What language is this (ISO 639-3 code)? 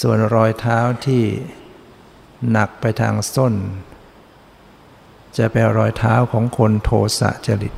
tha